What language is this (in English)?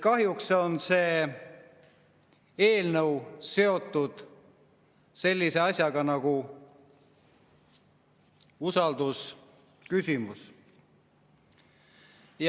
Estonian